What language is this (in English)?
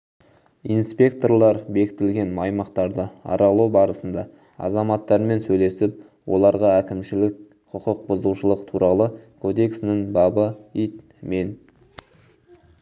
Kazakh